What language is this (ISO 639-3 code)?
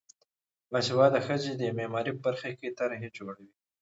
pus